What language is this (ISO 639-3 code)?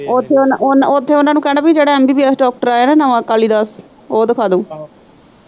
pan